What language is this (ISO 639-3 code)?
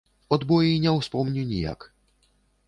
bel